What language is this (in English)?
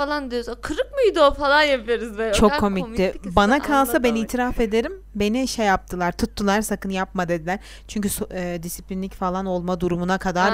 Turkish